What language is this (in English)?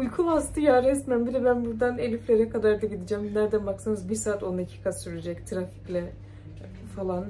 Turkish